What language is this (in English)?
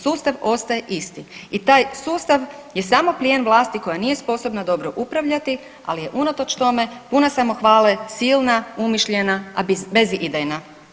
Croatian